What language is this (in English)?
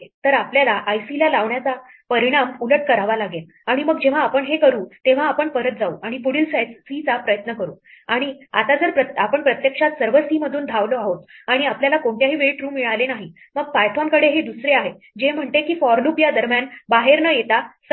Marathi